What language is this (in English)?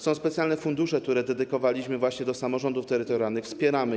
Polish